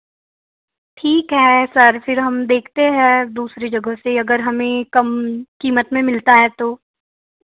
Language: Hindi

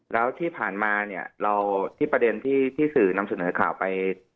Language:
Thai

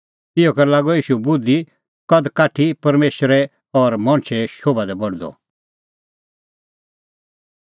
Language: Kullu Pahari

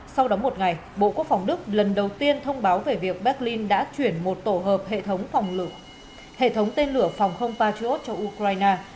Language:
Vietnamese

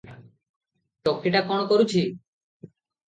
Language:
Odia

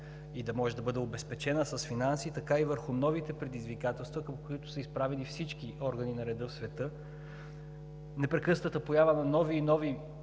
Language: Bulgarian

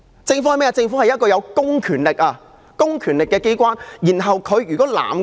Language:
Cantonese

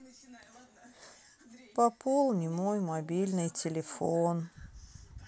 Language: Russian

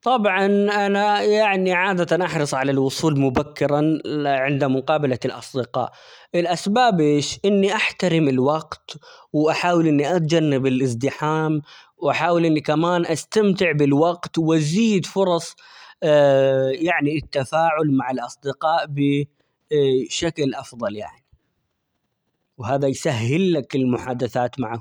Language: Omani Arabic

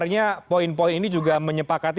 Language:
Indonesian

